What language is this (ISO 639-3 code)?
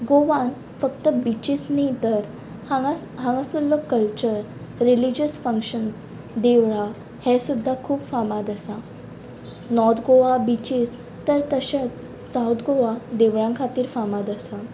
kok